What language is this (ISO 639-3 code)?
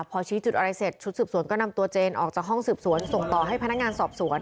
tha